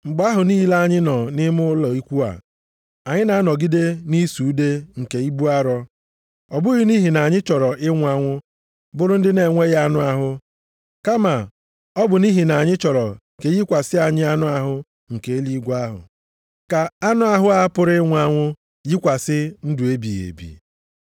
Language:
Igbo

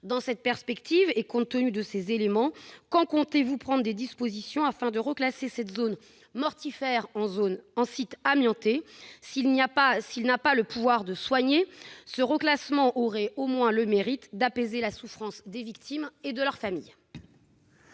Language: French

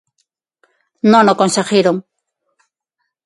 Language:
Galician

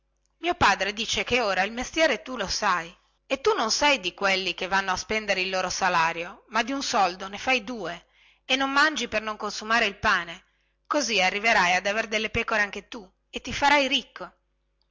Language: Italian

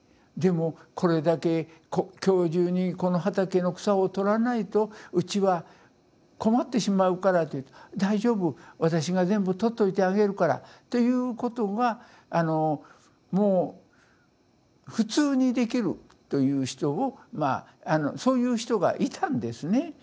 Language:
Japanese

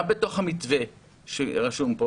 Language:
Hebrew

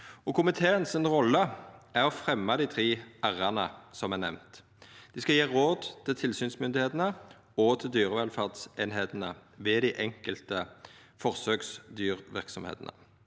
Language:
Norwegian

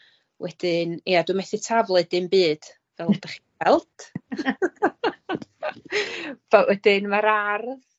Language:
Welsh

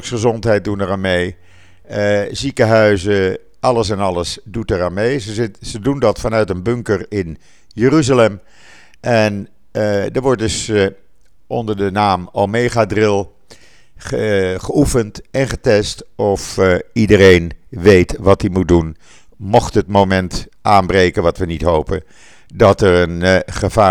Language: Dutch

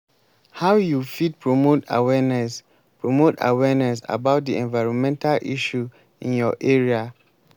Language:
Nigerian Pidgin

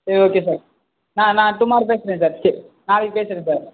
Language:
Tamil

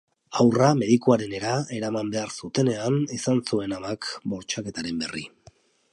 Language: Basque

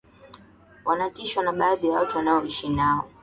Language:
Swahili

